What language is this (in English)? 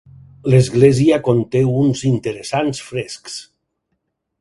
Catalan